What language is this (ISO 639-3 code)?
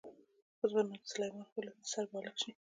pus